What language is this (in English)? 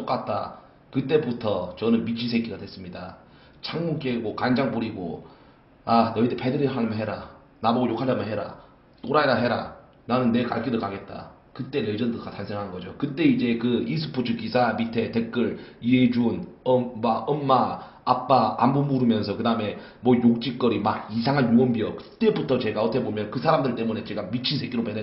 Korean